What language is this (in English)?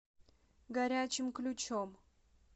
Russian